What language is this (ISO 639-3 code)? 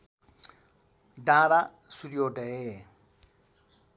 nep